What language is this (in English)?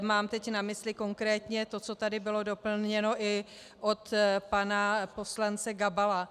Czech